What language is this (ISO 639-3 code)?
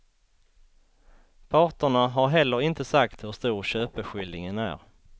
swe